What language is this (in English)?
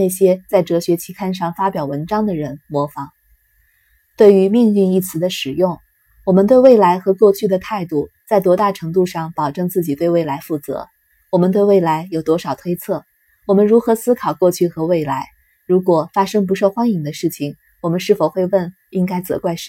Chinese